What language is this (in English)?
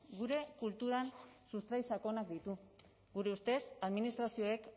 Basque